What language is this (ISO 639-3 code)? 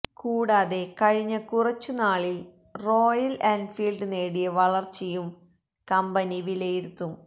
mal